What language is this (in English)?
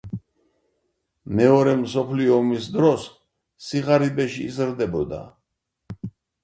Georgian